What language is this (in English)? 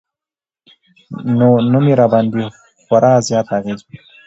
Pashto